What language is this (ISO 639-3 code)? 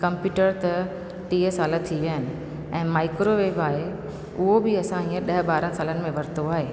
snd